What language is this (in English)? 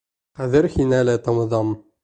Bashkir